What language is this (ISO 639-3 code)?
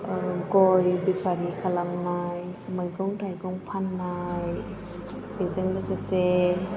brx